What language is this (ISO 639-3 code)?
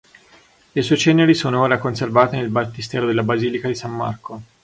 ita